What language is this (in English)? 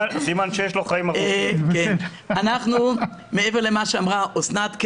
Hebrew